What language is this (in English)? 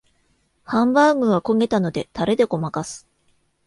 Japanese